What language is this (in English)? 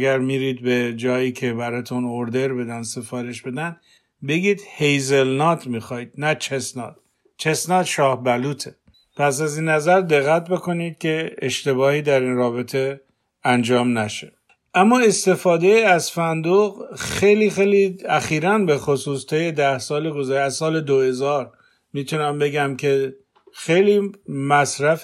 Persian